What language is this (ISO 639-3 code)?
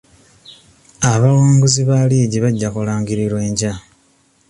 lug